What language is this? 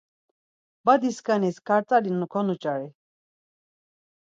Laz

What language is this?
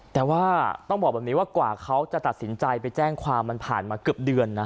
Thai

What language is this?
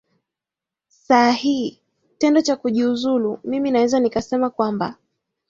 Swahili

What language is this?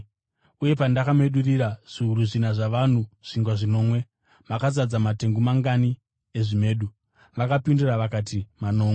Shona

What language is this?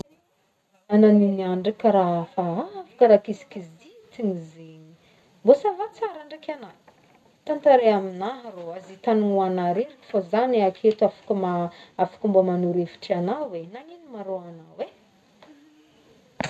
Northern Betsimisaraka Malagasy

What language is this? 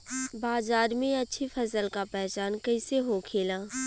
Bhojpuri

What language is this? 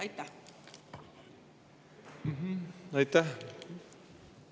Estonian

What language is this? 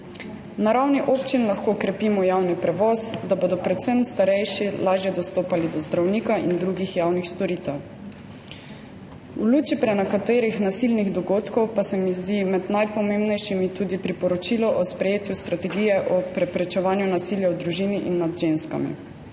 Slovenian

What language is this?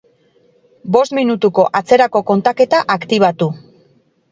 Basque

